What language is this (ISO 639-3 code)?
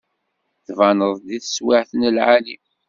kab